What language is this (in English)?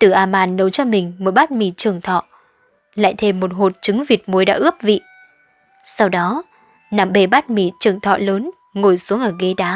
Vietnamese